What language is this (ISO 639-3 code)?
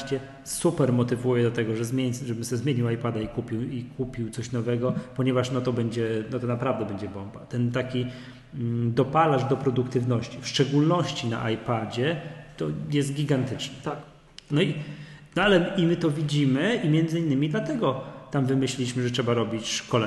pol